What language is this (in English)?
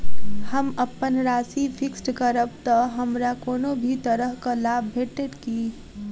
Maithili